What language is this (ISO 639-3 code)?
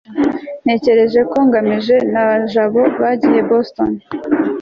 kin